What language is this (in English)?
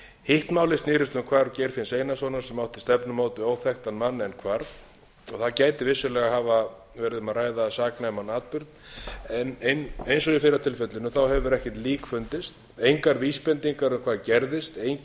Icelandic